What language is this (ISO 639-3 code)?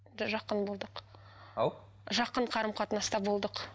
kaz